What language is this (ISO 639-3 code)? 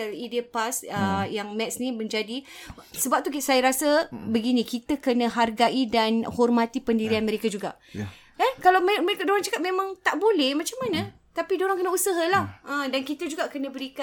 msa